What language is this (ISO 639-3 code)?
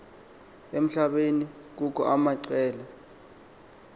xho